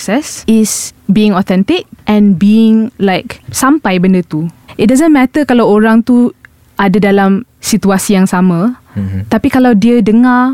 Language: Malay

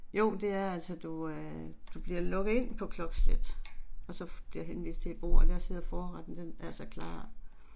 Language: Danish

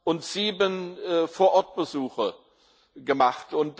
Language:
German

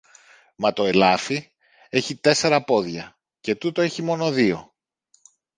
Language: Greek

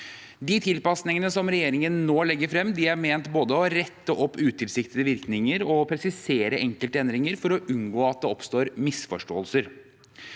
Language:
Norwegian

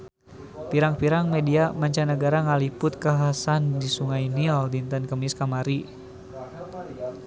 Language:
Sundanese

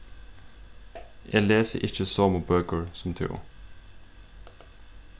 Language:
Faroese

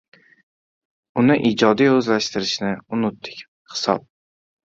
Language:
Uzbek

